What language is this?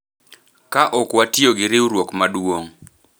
Luo (Kenya and Tanzania)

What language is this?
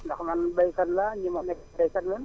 Wolof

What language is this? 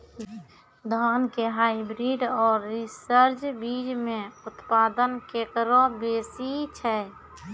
Maithili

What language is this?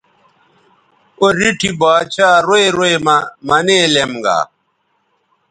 Bateri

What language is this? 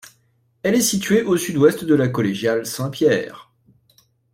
French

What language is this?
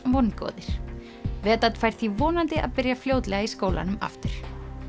Icelandic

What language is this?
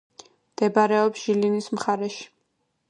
Georgian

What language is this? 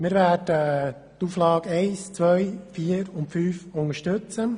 Swiss German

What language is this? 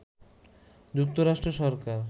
Bangla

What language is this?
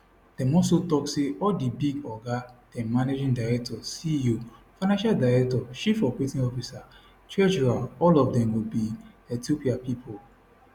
Nigerian Pidgin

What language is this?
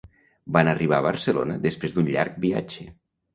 Catalan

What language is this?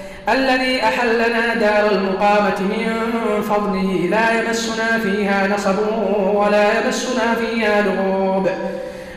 Arabic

